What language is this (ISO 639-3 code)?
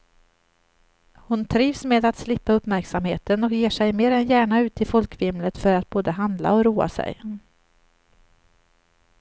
swe